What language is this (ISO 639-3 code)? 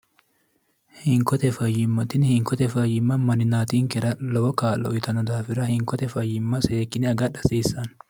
sid